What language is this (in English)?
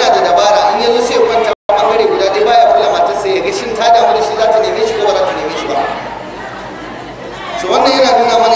Arabic